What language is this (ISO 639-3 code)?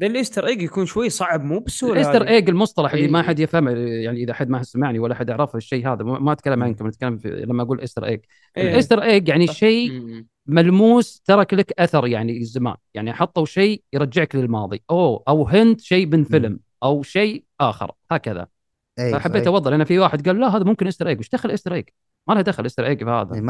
ara